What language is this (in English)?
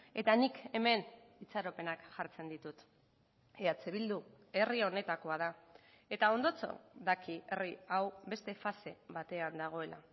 Basque